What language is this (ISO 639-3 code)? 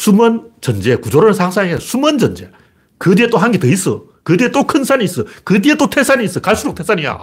kor